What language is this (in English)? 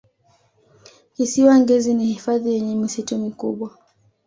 Swahili